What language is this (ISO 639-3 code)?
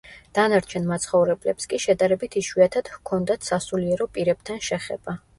kat